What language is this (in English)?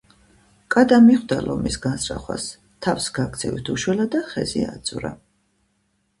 Georgian